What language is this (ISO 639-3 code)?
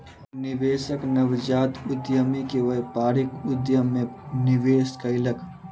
mai